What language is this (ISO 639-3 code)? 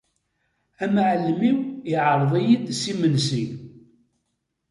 kab